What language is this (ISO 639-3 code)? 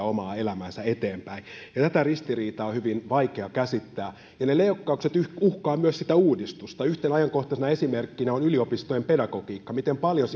fin